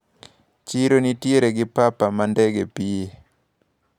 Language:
Luo (Kenya and Tanzania)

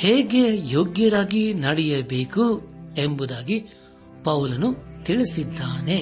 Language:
Kannada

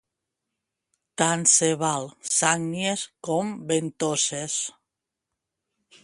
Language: Catalan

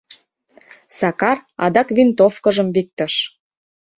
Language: Mari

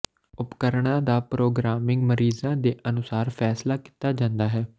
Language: Punjabi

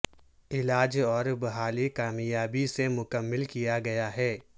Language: Urdu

